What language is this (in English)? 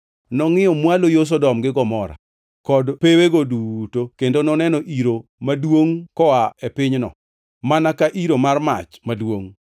Luo (Kenya and Tanzania)